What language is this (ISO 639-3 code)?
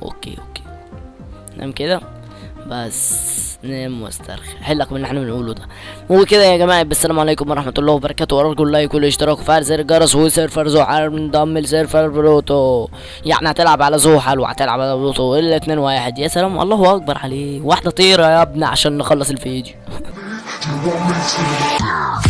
ara